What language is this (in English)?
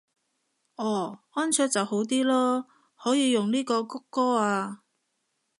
Cantonese